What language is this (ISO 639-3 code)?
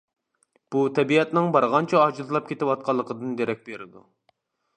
uig